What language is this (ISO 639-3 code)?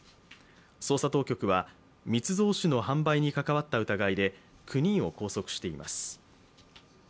jpn